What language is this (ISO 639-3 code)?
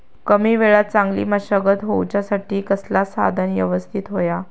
mar